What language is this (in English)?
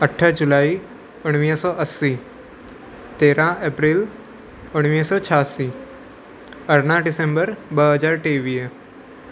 Sindhi